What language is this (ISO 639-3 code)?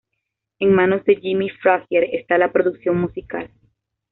spa